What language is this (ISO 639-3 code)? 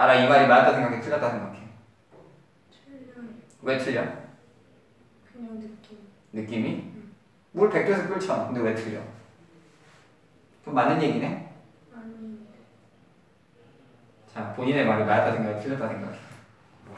kor